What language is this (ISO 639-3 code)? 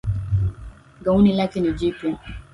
swa